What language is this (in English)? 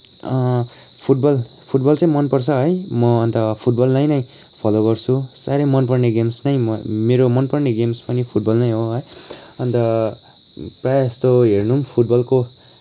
Nepali